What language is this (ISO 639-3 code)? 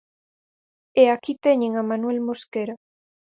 glg